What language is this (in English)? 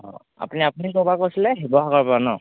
Assamese